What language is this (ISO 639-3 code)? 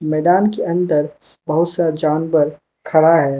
hin